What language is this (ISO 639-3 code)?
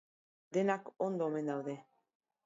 eus